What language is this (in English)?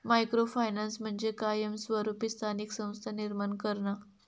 Marathi